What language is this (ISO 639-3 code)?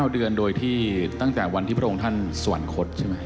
tha